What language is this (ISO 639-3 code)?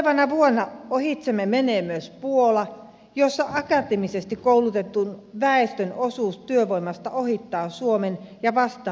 fin